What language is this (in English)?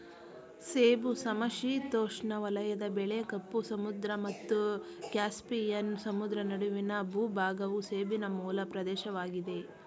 Kannada